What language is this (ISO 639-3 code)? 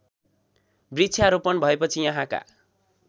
nep